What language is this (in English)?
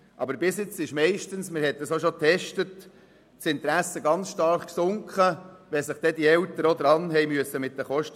Swiss German